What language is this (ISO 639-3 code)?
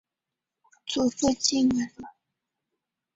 zho